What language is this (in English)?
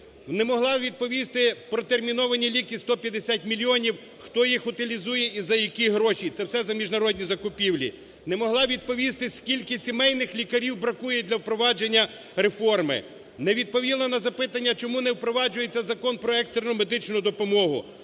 Ukrainian